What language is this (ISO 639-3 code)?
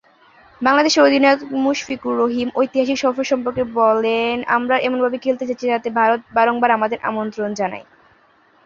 ben